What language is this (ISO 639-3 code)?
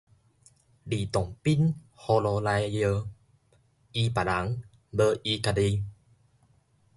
nan